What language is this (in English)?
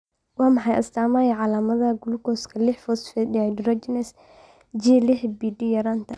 Somali